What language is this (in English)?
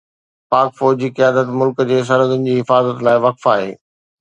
Sindhi